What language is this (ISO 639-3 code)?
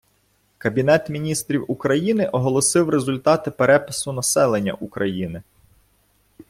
ukr